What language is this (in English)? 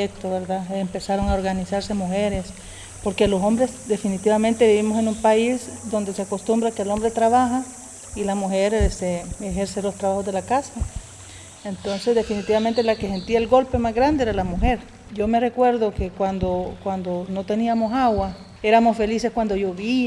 Spanish